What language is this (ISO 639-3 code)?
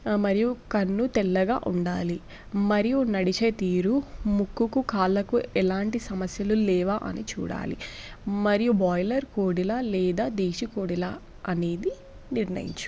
tel